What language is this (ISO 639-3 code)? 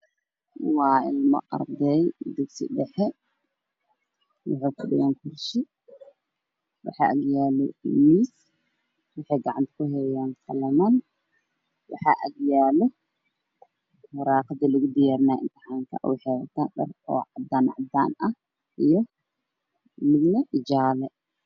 som